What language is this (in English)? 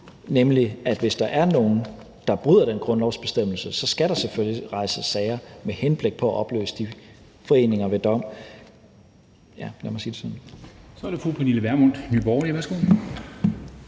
Danish